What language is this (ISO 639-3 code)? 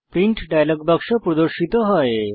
ben